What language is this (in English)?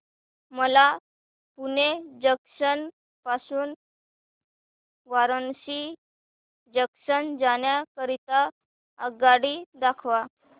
Marathi